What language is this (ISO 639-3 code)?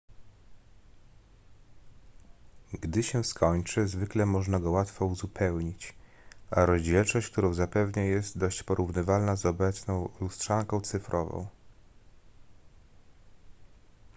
pol